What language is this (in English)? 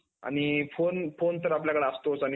Marathi